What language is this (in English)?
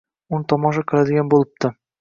Uzbek